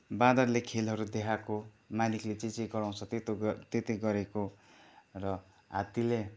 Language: Nepali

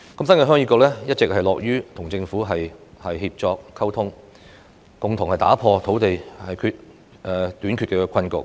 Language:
Cantonese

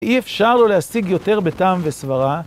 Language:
Hebrew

